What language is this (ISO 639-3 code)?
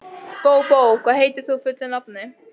isl